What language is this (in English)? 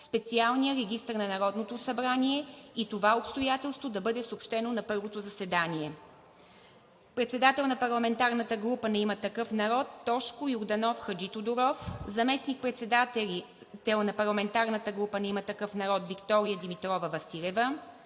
Bulgarian